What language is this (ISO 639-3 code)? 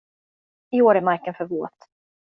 swe